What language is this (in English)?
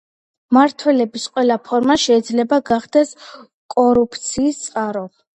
Georgian